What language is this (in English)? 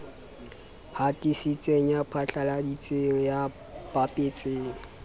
Southern Sotho